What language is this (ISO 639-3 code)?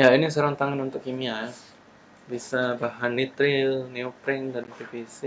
ind